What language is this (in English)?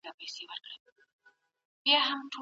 Pashto